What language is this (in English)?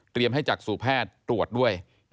Thai